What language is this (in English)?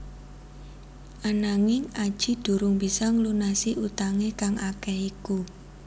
Javanese